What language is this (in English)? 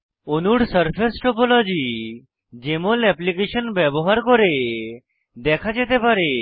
Bangla